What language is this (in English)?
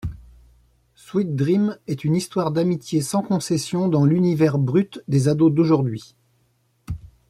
French